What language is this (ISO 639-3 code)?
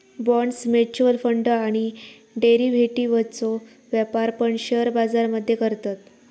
mar